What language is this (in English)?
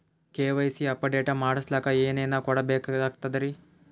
Kannada